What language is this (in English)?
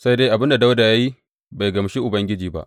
Hausa